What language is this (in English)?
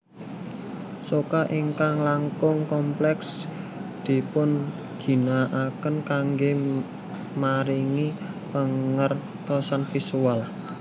Javanese